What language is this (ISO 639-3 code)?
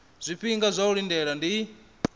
ven